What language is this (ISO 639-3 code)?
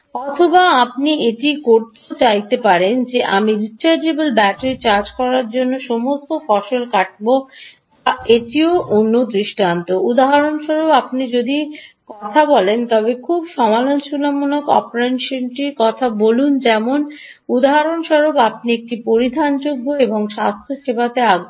ben